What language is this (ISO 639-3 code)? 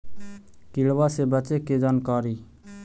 mag